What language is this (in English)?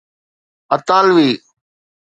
Sindhi